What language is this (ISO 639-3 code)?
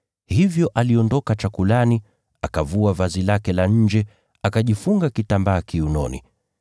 swa